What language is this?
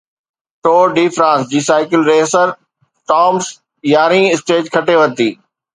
Sindhi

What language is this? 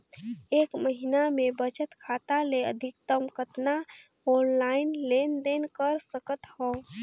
Chhattisgarhi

